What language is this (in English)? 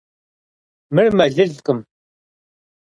Kabardian